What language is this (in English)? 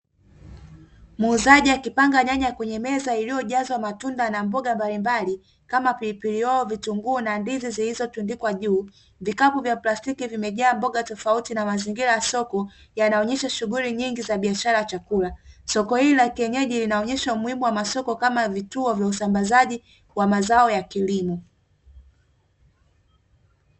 Swahili